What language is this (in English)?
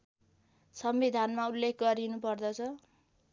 Nepali